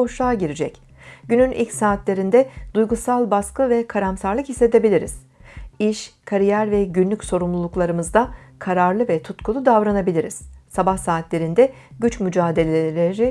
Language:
Turkish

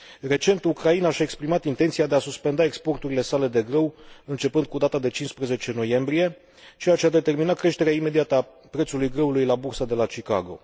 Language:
Romanian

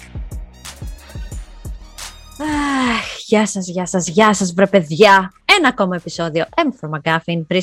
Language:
Greek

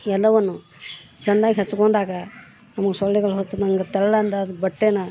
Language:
Kannada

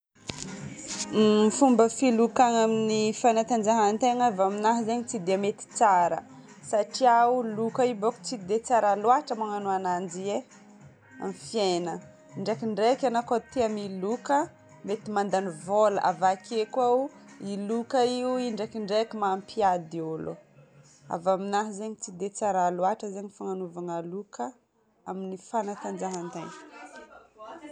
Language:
Northern Betsimisaraka Malagasy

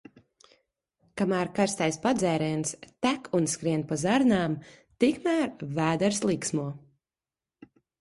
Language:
Latvian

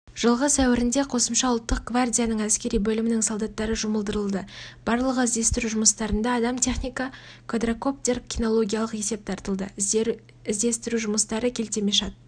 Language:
Kazakh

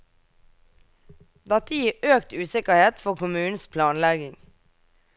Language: Norwegian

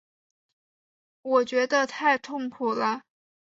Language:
Chinese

